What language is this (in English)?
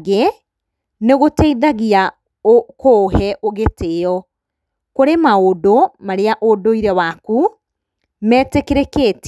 Kikuyu